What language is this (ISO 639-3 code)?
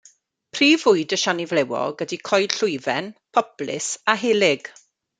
cym